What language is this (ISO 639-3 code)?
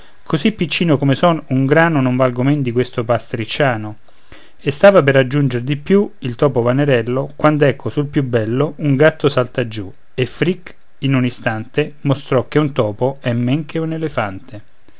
ita